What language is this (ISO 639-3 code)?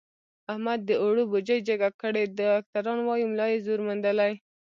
pus